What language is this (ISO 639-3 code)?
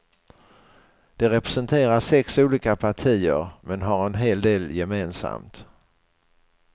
swe